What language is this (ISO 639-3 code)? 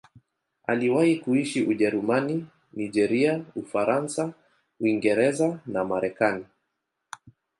swa